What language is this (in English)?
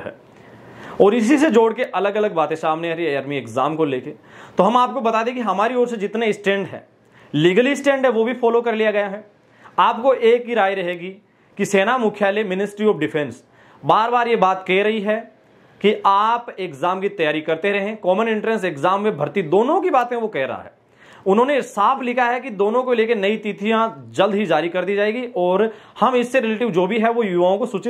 Hindi